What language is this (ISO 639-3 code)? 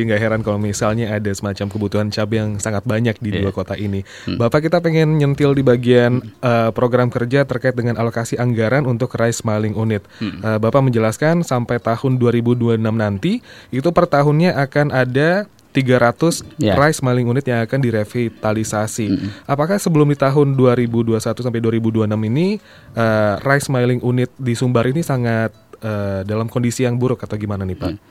ind